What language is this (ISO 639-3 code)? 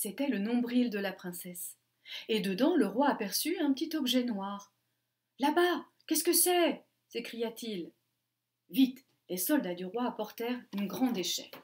fra